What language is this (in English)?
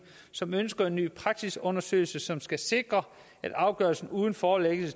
Danish